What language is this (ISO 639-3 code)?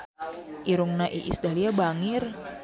sun